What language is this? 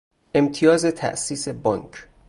Persian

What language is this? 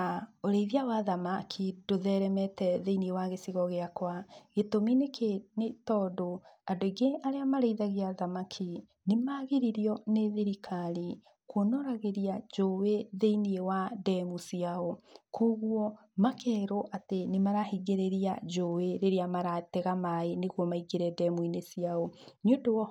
Kikuyu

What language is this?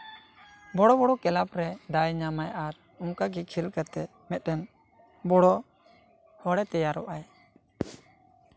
Santali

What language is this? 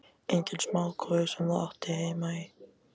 Icelandic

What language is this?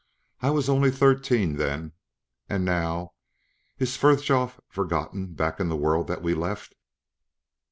English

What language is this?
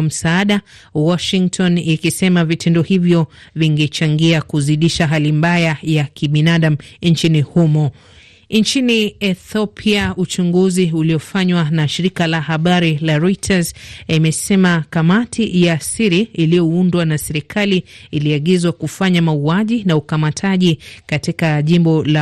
Swahili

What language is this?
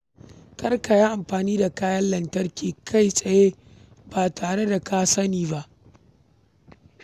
Hausa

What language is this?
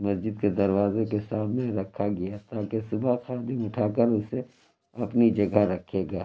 Urdu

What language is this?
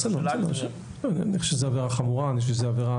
Hebrew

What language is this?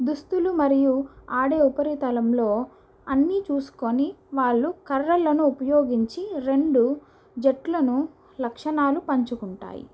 Telugu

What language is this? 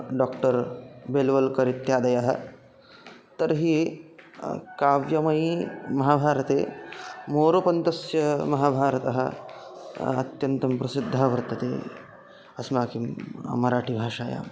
Sanskrit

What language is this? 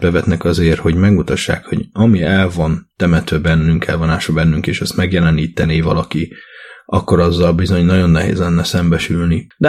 Hungarian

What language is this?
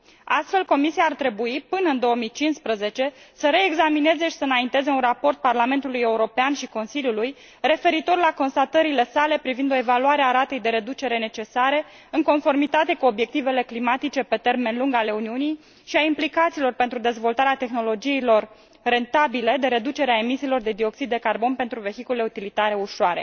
Romanian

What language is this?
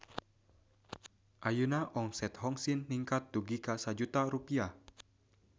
Sundanese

